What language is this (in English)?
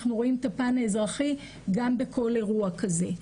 Hebrew